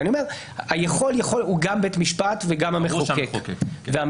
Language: Hebrew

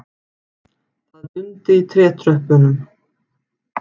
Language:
Icelandic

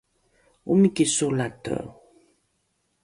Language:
Rukai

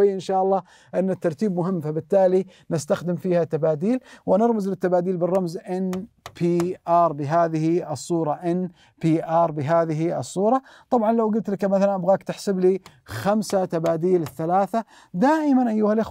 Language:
Arabic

